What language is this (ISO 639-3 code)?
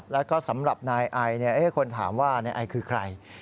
tha